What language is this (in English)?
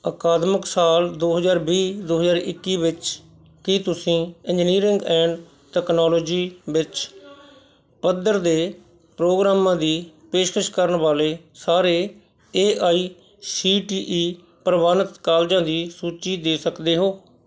Punjabi